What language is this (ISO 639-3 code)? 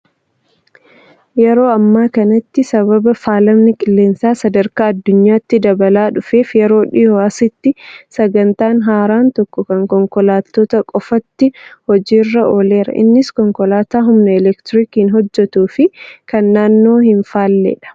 orm